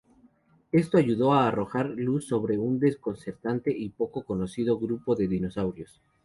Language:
Spanish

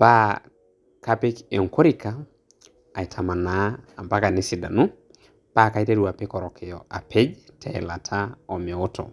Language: Masai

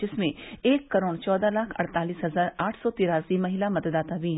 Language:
Hindi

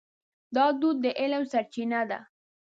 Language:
Pashto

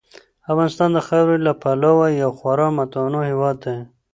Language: Pashto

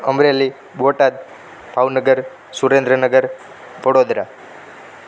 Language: Gujarati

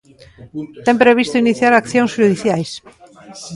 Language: Galician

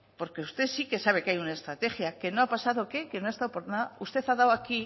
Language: Spanish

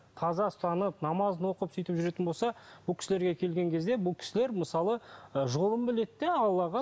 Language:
Kazakh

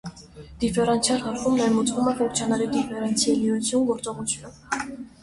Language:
Armenian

